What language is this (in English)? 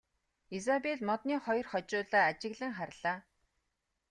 Mongolian